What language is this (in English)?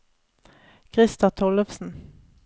Norwegian